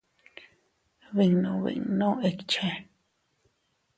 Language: Teutila Cuicatec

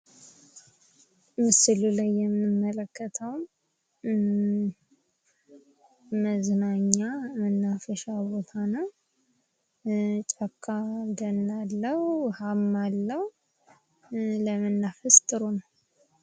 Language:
Amharic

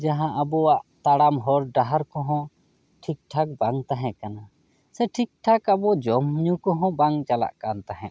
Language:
Santali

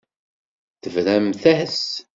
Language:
Kabyle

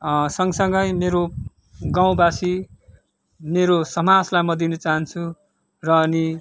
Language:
Nepali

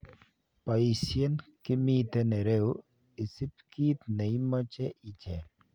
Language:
Kalenjin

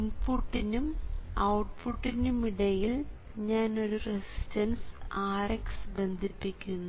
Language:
Malayalam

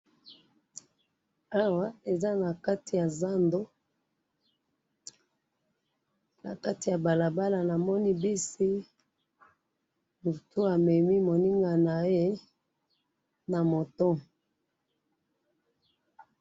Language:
Lingala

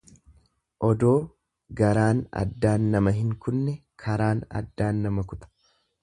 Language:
Oromo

